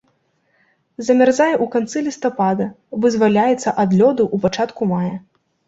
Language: Belarusian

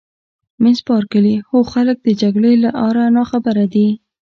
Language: Pashto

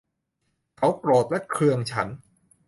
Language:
Thai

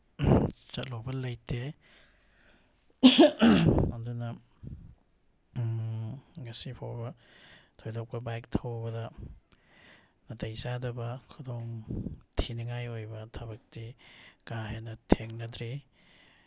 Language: Manipuri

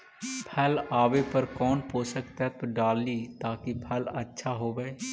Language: Magahi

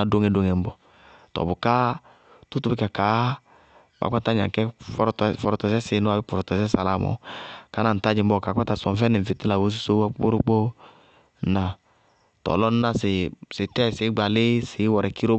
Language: Bago-Kusuntu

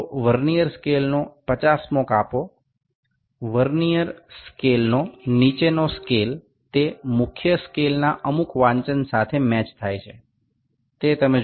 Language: Gujarati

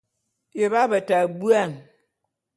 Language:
Bulu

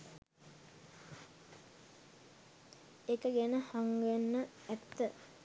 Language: Sinhala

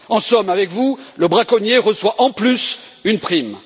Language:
French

